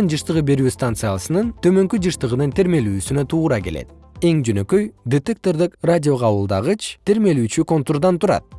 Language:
Kyrgyz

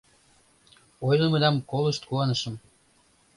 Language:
Mari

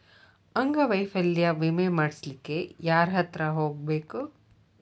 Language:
Kannada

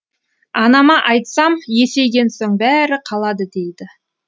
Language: Kazakh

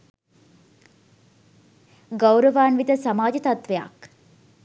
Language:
Sinhala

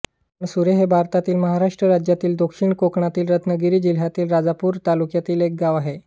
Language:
Marathi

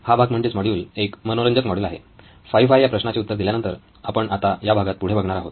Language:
Marathi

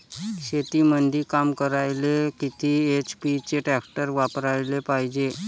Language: Marathi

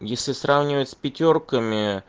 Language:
Russian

